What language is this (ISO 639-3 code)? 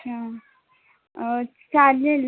mar